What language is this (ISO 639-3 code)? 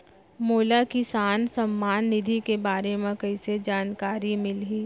hne